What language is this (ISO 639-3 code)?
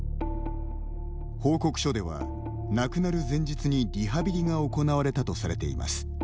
jpn